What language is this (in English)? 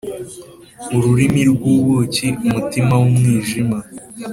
Kinyarwanda